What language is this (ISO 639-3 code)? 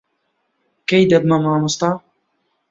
ckb